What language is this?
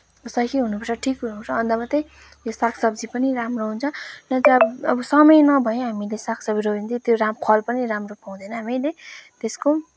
Nepali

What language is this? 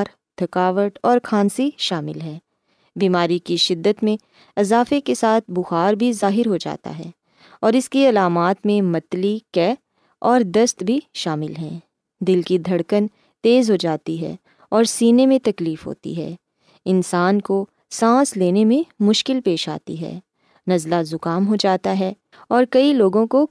Urdu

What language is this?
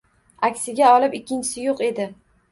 Uzbek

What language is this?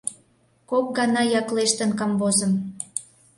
Mari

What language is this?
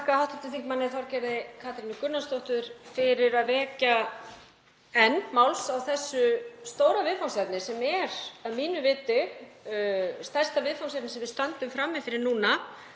Icelandic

